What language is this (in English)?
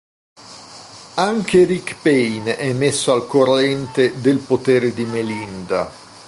Italian